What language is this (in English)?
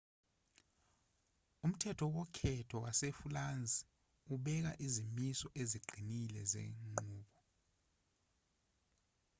Zulu